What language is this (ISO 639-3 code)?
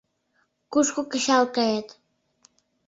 chm